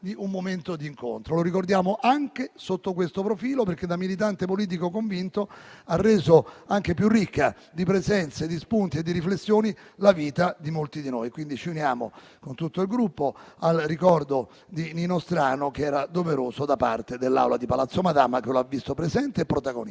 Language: Italian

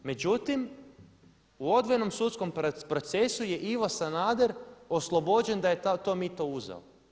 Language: Croatian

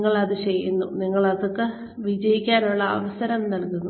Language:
Malayalam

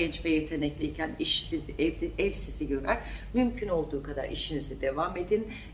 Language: Turkish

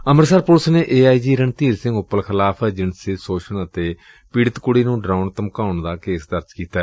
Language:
Punjabi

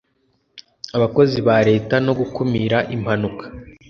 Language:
Kinyarwanda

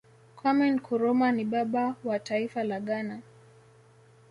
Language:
Swahili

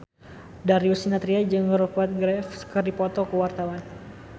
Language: Sundanese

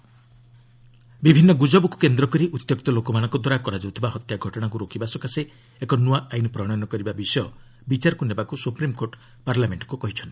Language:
Odia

